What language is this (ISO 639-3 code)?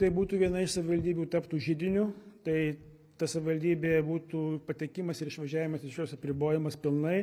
lit